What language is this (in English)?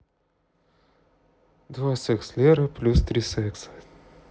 Russian